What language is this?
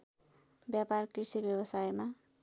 Nepali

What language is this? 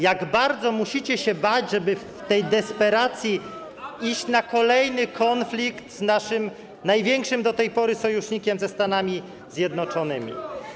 Polish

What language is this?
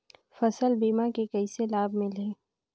Chhattisgarhi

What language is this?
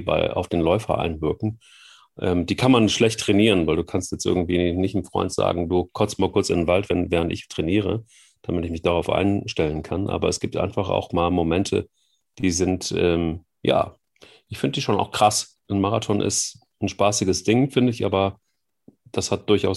German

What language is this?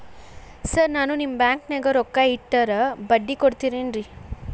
Kannada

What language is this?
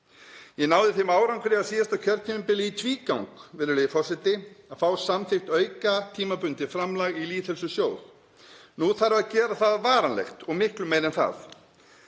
Icelandic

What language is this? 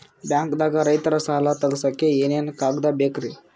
Kannada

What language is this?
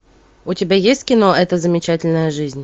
Russian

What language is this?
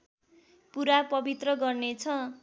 Nepali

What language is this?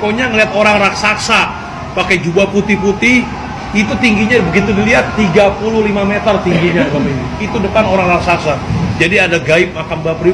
Indonesian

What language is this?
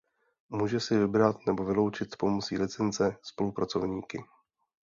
Czech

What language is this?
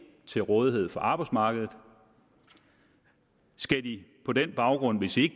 Danish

